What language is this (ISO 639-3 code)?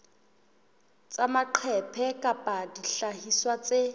sot